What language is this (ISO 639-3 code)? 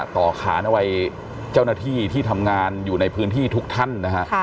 tha